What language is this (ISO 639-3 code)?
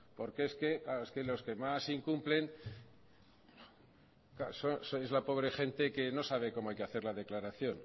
spa